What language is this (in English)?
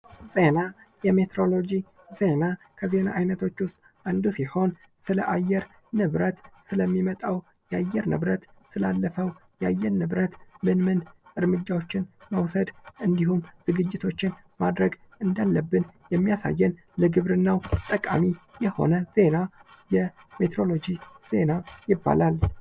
Amharic